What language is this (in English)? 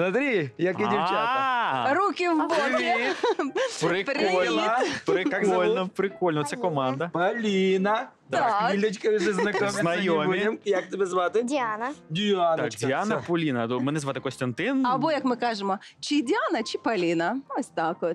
Russian